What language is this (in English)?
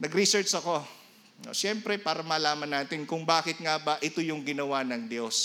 Filipino